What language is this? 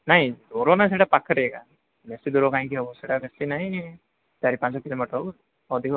Odia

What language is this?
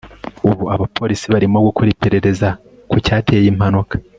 Kinyarwanda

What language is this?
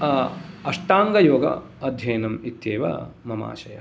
Sanskrit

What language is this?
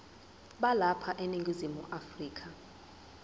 Zulu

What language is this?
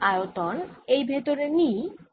Bangla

